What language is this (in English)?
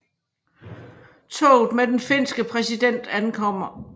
Danish